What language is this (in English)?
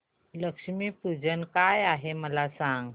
Marathi